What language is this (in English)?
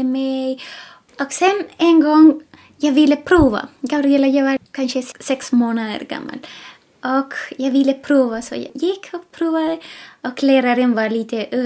Swedish